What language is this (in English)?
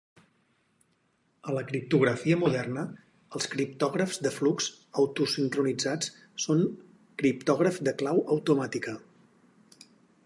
Catalan